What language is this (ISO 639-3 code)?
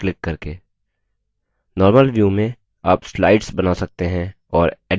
hin